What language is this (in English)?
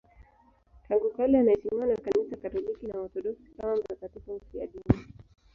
Swahili